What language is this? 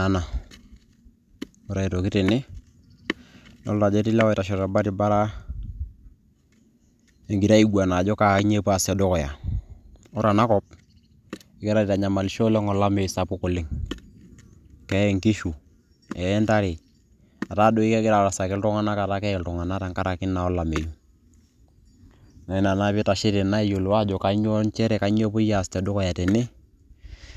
Masai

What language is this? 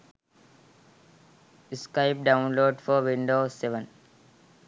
Sinhala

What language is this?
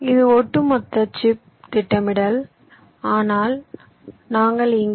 Tamil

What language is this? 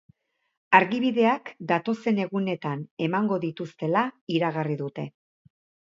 Basque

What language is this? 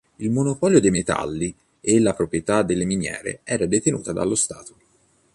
Italian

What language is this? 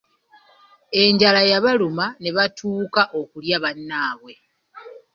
Ganda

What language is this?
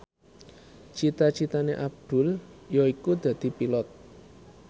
Javanese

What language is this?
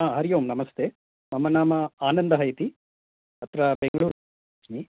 Sanskrit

